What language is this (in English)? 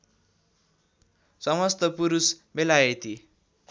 Nepali